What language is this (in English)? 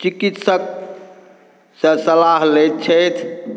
Maithili